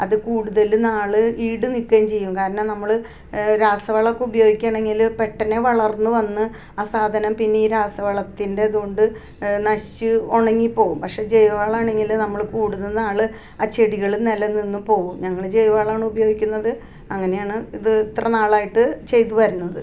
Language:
Malayalam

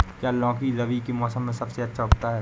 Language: Hindi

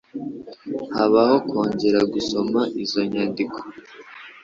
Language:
Kinyarwanda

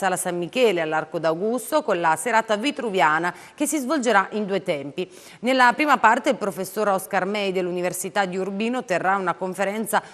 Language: Italian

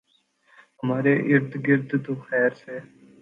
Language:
Urdu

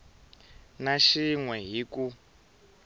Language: Tsonga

